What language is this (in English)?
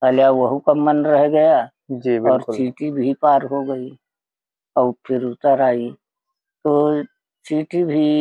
Hindi